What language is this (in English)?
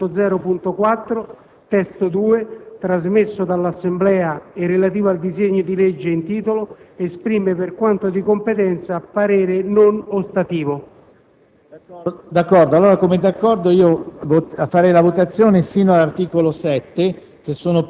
Italian